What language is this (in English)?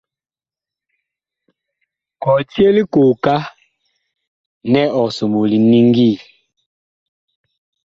Bakoko